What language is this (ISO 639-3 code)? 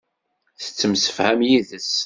kab